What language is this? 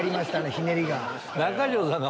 Japanese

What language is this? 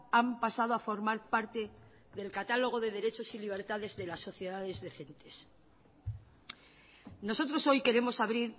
Spanish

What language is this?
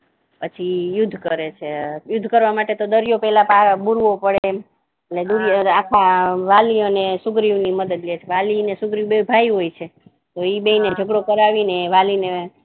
Gujarati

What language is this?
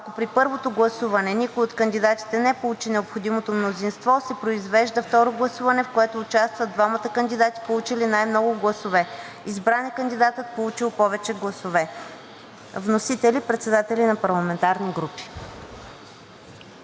Bulgarian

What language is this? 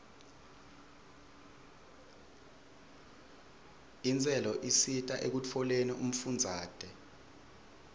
Swati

